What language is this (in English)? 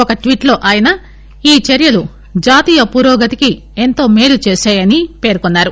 Telugu